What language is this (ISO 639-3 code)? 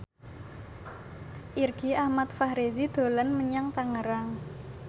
jav